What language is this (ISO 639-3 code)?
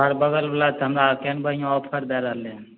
mai